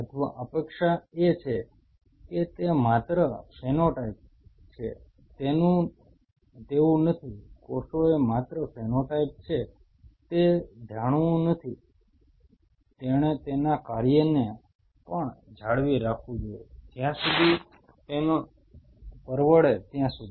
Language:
Gujarati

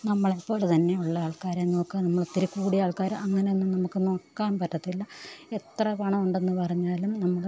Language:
Malayalam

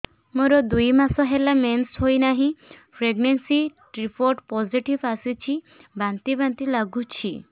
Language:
Odia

